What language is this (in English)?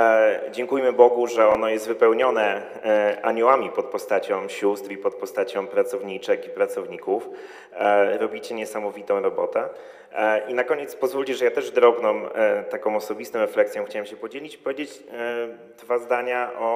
Polish